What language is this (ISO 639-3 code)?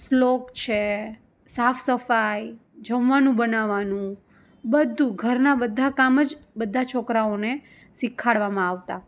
guj